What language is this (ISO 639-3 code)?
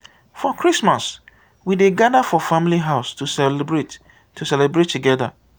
pcm